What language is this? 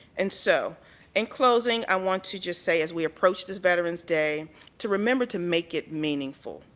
English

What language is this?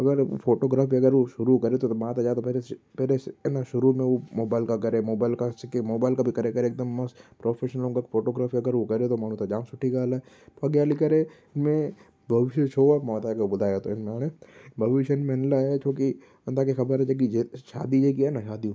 Sindhi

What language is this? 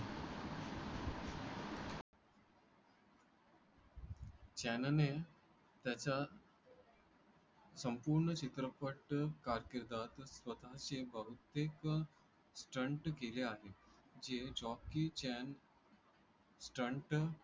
Marathi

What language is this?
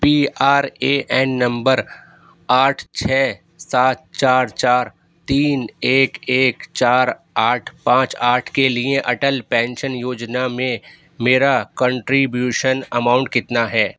Urdu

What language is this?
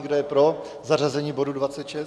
Czech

